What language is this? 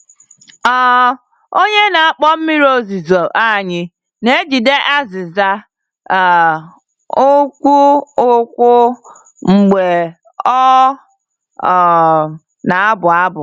Igbo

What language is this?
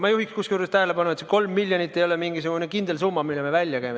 Estonian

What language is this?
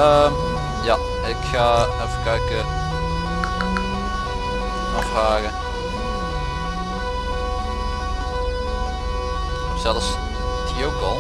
Dutch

